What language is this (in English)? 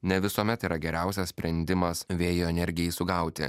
Lithuanian